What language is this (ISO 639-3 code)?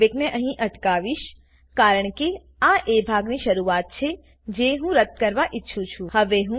guj